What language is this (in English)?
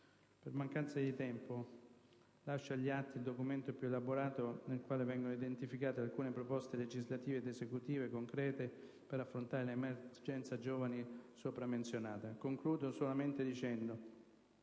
Italian